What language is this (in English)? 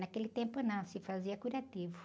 Portuguese